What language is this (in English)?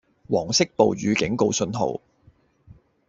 Cantonese